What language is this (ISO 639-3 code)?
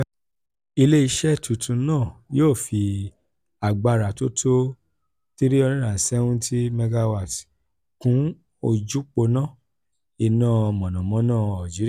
yor